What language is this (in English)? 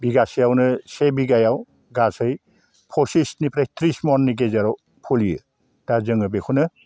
Bodo